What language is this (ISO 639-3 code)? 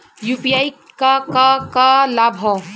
bho